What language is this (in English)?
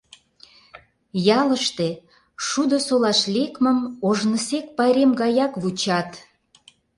Mari